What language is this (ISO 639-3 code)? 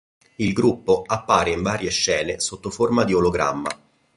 ita